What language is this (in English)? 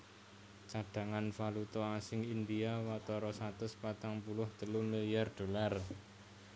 Javanese